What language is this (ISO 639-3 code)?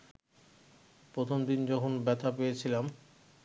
ben